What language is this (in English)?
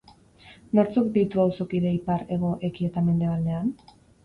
Basque